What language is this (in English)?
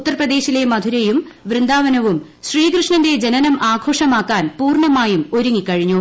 Malayalam